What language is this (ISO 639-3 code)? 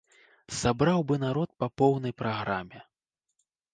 bel